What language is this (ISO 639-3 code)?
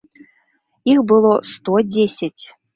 bel